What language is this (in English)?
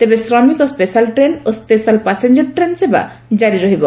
Odia